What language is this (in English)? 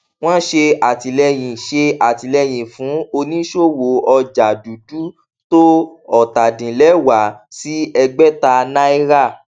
Yoruba